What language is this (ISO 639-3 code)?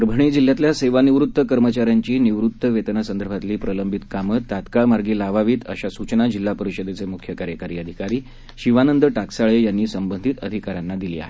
mar